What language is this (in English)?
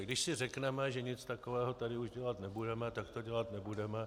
Czech